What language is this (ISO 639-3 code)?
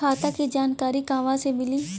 bho